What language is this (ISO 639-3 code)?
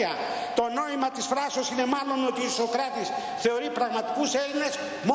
ell